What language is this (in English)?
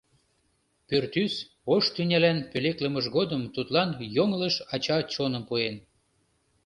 Mari